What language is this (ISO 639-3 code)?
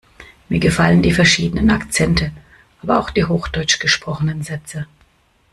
deu